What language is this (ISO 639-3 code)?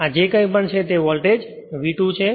guj